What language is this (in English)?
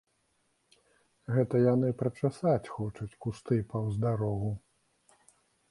Belarusian